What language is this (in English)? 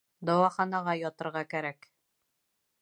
Bashkir